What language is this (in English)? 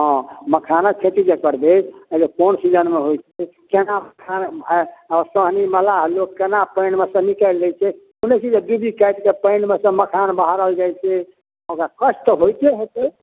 Maithili